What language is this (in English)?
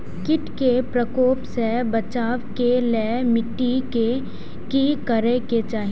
Maithili